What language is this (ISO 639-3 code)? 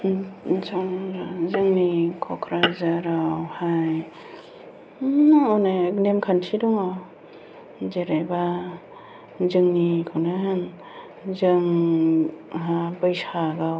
brx